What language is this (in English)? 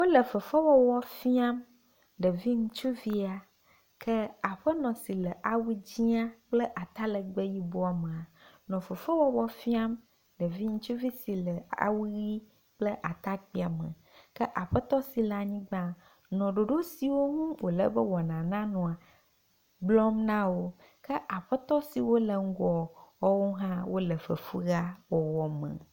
Ewe